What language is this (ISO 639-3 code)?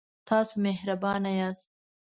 pus